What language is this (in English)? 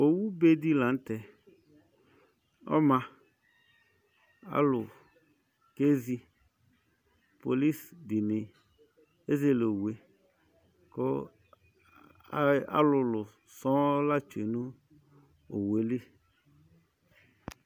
Ikposo